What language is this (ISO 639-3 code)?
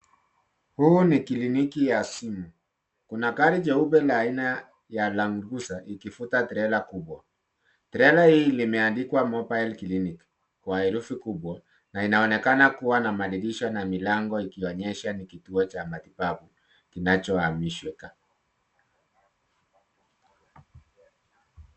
swa